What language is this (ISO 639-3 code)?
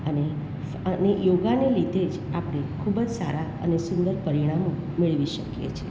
guj